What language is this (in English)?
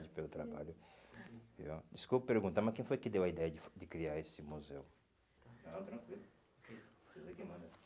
Portuguese